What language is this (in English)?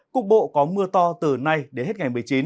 Vietnamese